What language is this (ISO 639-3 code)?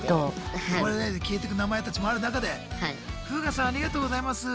jpn